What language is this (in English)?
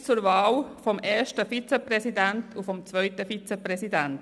Swiss German